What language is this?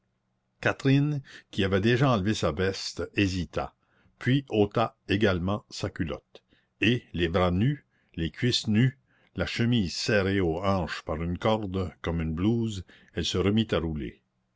French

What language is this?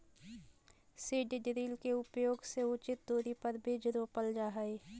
Magahi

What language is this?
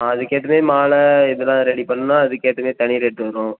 Tamil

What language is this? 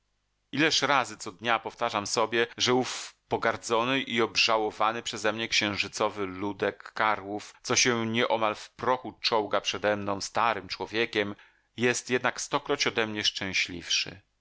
Polish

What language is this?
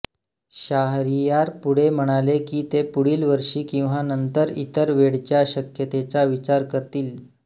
Marathi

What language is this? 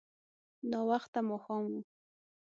Pashto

